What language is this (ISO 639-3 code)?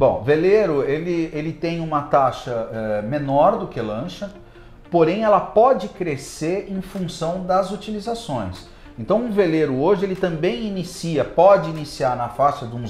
por